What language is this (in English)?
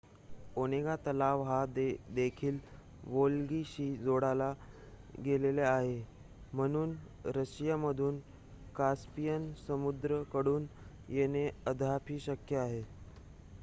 Marathi